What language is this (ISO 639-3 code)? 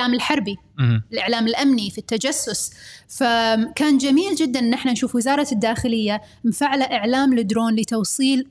ara